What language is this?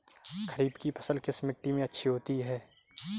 Hindi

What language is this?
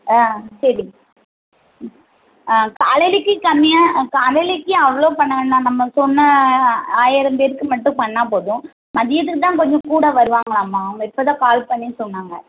Tamil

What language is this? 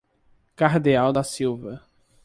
Portuguese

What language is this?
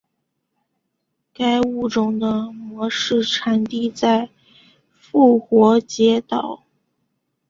Chinese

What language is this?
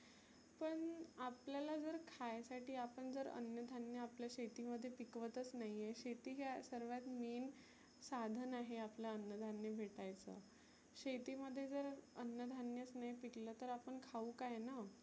Marathi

